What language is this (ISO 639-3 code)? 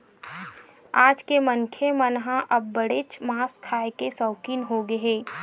hne